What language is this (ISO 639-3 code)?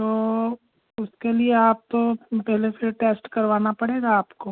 hin